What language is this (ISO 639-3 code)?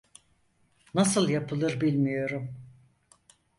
tur